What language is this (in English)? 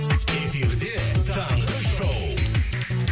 Kazakh